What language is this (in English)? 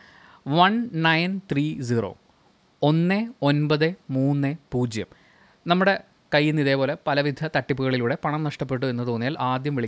Malayalam